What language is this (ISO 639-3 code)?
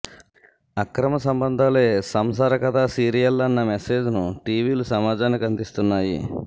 tel